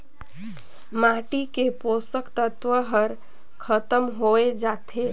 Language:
Chhattisgarhi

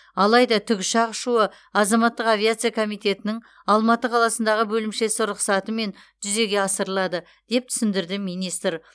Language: Kazakh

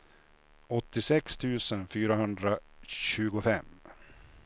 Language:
Swedish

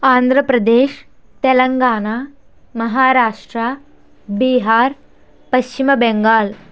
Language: Telugu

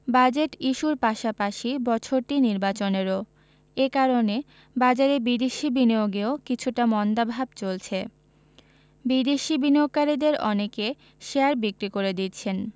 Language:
Bangla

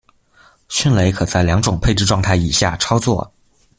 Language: Chinese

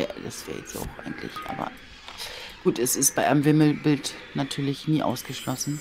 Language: German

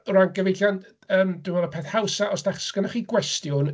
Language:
Welsh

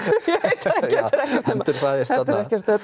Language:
Icelandic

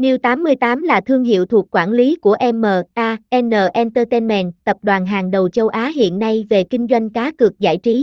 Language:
Vietnamese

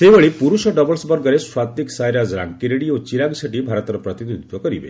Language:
Odia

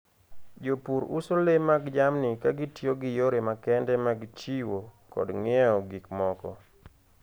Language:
Luo (Kenya and Tanzania)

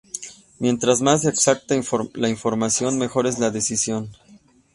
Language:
Spanish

